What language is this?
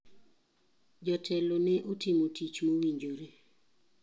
Luo (Kenya and Tanzania)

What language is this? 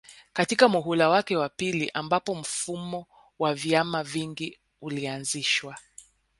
Swahili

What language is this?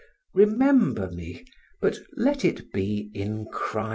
English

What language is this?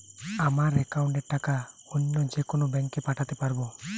Bangla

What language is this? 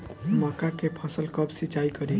Bhojpuri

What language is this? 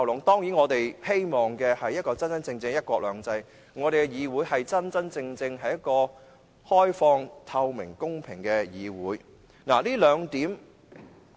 Cantonese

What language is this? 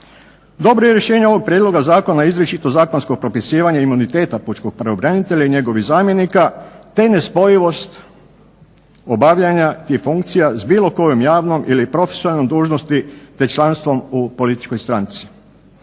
Croatian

